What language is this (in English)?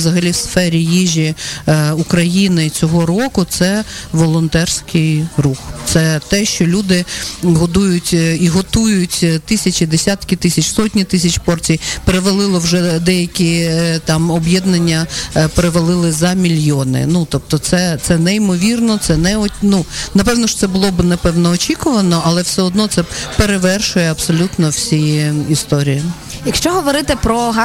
Ukrainian